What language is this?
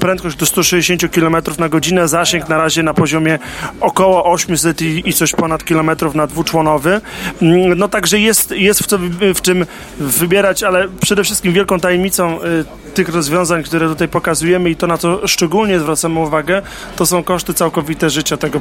Polish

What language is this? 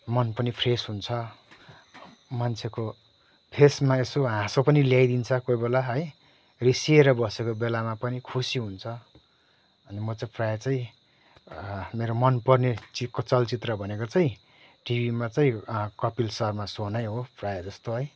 Nepali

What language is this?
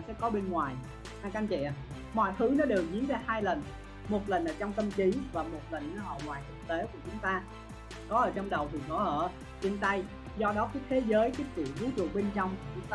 Vietnamese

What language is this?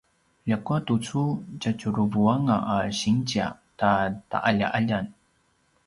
Paiwan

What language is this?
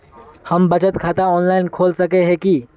Magahi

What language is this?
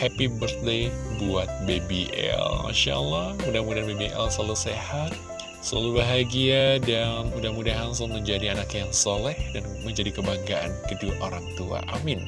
Indonesian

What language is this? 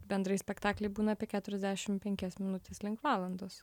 Lithuanian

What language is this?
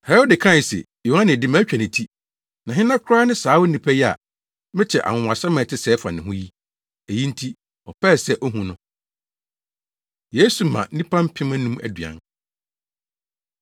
Akan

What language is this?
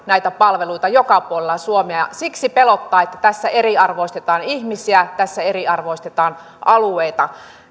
Finnish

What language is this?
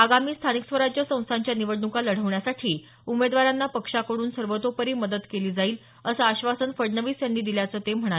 Marathi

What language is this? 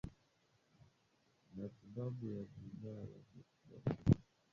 Swahili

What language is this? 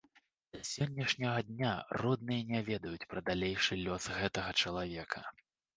Belarusian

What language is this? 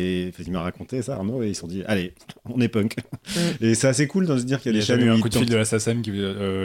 French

